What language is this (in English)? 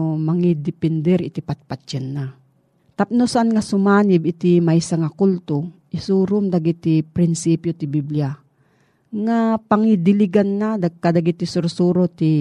Filipino